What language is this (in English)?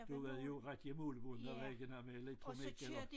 Danish